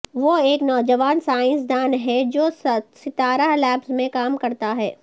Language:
Urdu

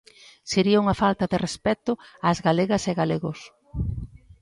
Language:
Galician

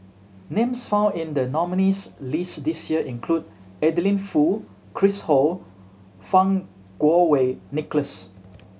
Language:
English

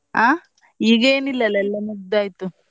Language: Kannada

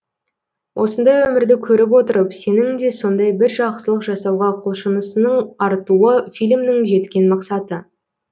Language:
Kazakh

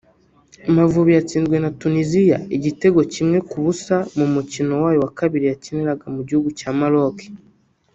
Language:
Kinyarwanda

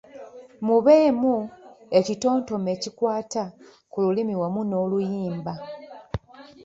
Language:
Ganda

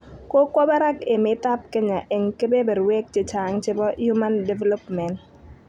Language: Kalenjin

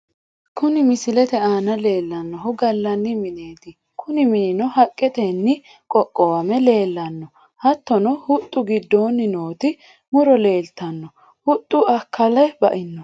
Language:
Sidamo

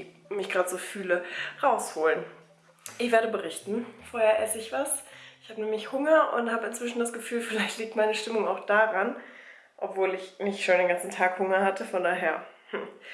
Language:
German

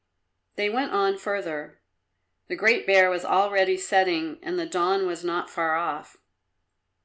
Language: English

